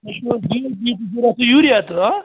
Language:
Kashmiri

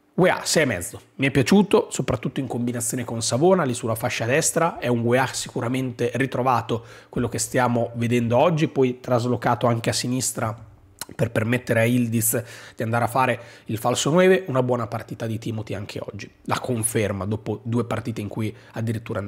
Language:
Italian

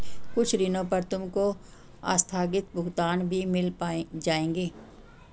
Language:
Hindi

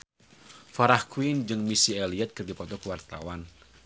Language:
Sundanese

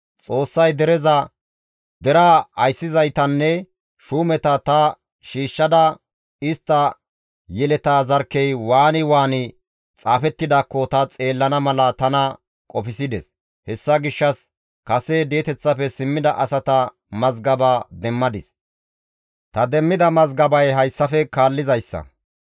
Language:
Gamo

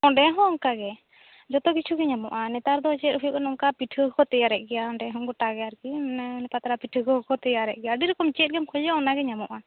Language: Santali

